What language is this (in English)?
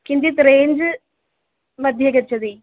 Sanskrit